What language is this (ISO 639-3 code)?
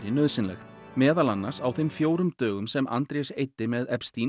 isl